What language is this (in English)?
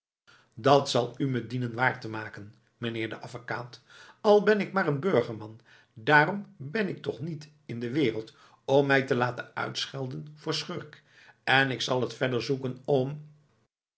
Dutch